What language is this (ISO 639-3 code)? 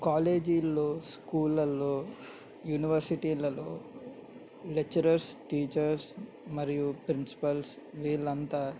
tel